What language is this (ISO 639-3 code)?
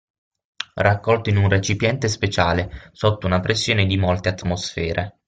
ita